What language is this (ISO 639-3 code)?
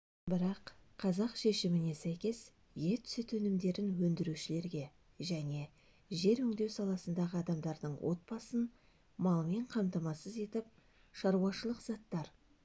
kaz